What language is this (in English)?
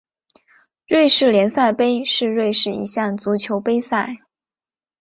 Chinese